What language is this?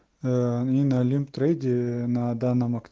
Russian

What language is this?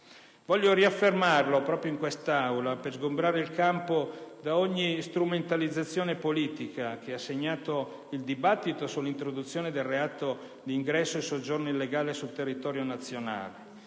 Italian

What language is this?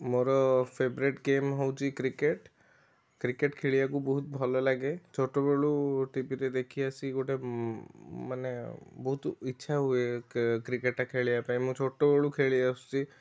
Odia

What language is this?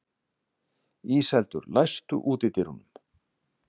Icelandic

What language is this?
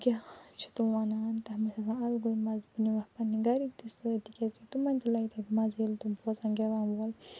Kashmiri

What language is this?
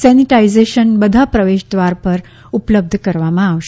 Gujarati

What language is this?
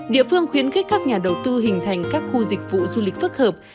Vietnamese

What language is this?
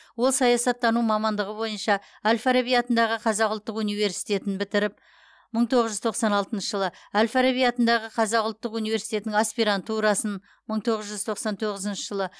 Kazakh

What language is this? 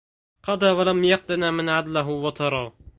Arabic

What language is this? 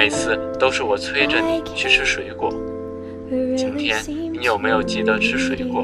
Chinese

